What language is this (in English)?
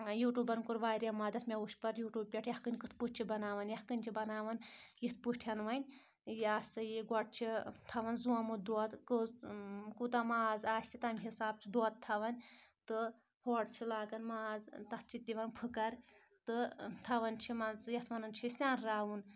Kashmiri